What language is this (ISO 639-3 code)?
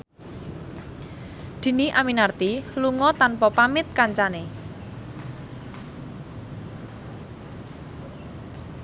jav